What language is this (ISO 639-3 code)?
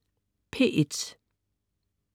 dan